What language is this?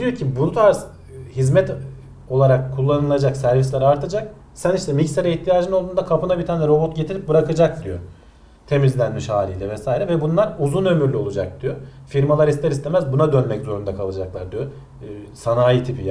Turkish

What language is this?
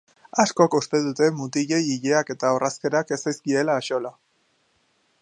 Basque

